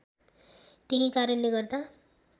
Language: Nepali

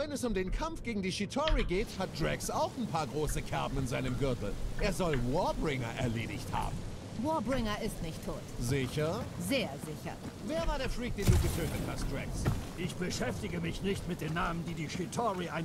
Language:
German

